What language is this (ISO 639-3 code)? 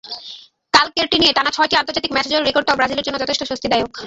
ben